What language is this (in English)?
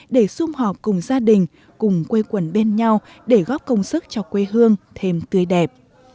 Vietnamese